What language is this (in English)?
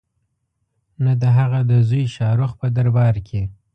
Pashto